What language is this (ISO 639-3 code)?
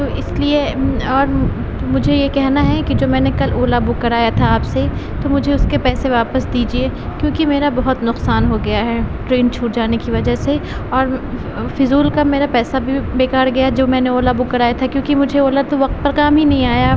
urd